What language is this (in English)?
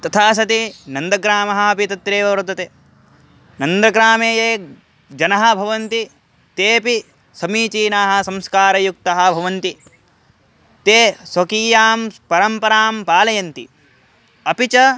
Sanskrit